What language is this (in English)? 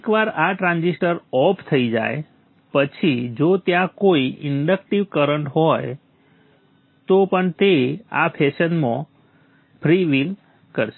Gujarati